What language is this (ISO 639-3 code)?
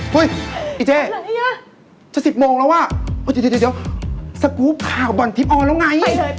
tha